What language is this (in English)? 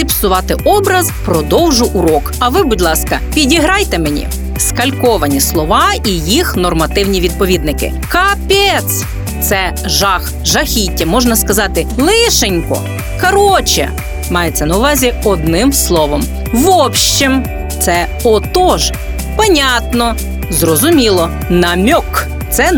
Ukrainian